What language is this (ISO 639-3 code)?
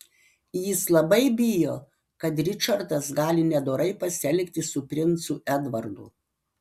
lit